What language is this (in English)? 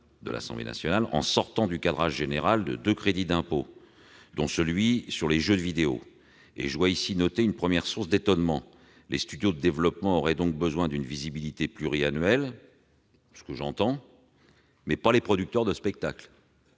French